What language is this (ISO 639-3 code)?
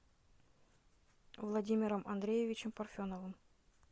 rus